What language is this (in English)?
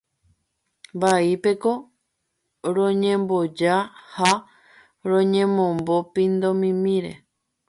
Guarani